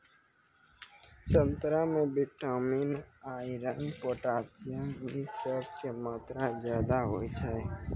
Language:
Maithili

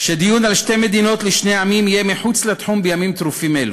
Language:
Hebrew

